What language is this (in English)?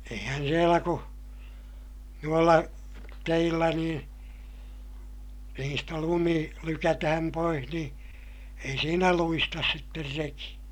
Finnish